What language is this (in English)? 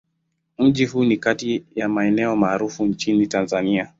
Swahili